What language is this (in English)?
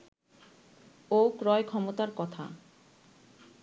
Bangla